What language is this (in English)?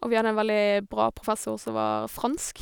Norwegian